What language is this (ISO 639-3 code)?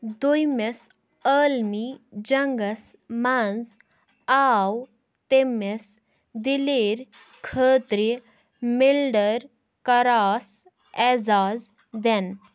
kas